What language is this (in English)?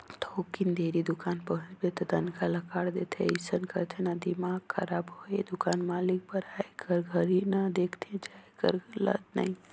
Chhattisgarhi